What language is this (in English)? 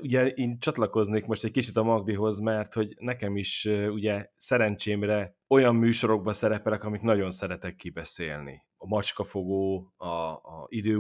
Hungarian